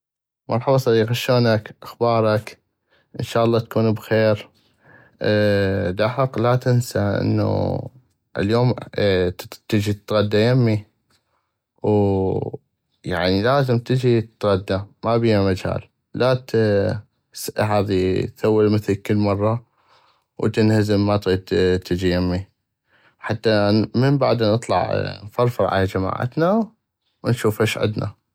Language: North Mesopotamian Arabic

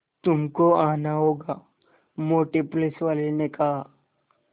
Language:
Hindi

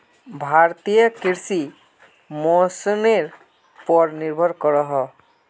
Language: Magahi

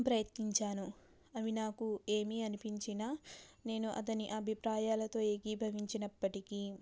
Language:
Telugu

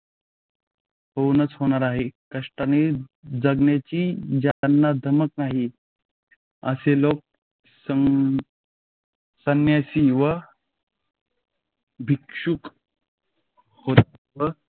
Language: Marathi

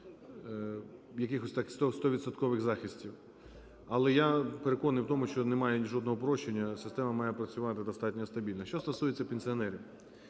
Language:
Ukrainian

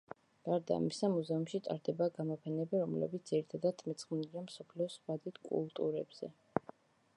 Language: Georgian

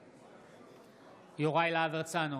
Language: Hebrew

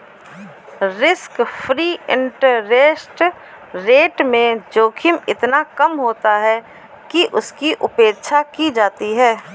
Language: Hindi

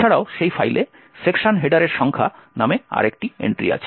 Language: Bangla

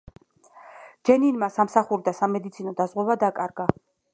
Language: Georgian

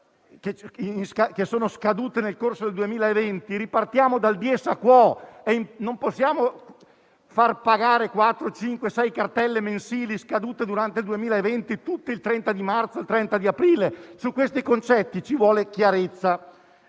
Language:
Italian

